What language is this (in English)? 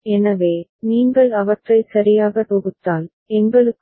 Tamil